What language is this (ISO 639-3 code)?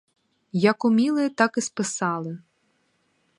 ukr